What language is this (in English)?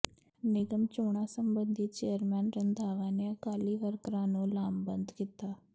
Punjabi